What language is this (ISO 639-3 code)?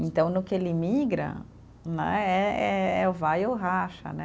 por